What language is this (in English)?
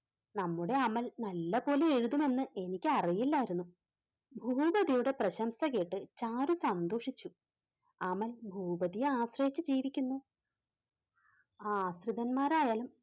Malayalam